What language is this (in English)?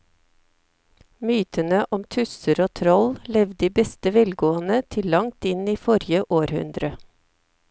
Norwegian